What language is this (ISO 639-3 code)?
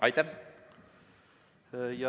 est